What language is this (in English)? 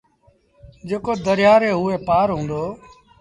Sindhi Bhil